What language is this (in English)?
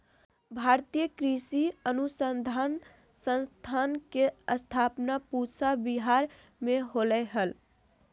Magahi